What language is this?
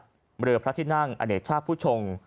Thai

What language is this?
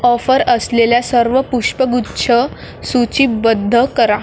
Marathi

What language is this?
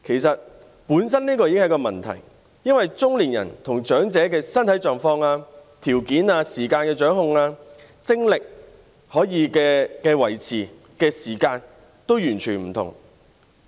Cantonese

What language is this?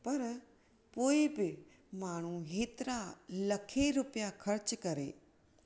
Sindhi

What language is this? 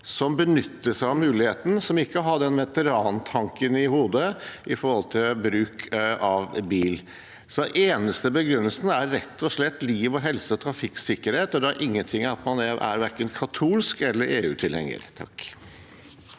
Norwegian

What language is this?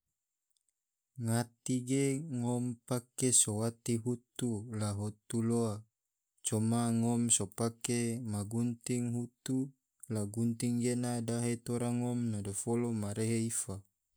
Tidore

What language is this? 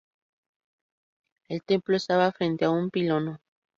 Spanish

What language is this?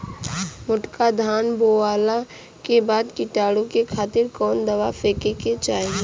Bhojpuri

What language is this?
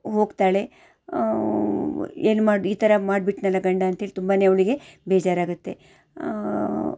Kannada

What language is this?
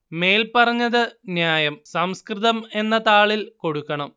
Malayalam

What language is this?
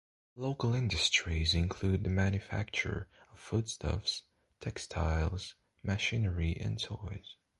English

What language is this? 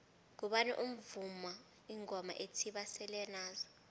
South Ndebele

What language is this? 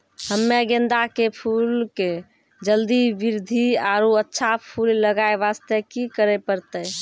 Maithili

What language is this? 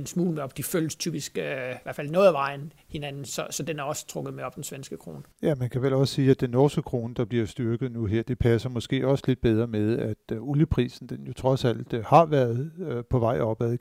Danish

